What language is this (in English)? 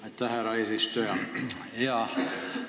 Estonian